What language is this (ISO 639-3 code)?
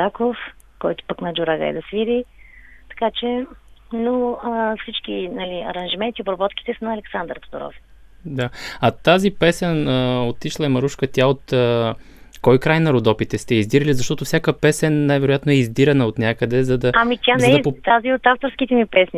bul